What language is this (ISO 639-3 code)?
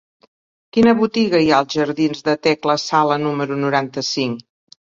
cat